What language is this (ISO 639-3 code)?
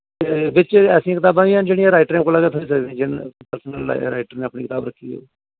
doi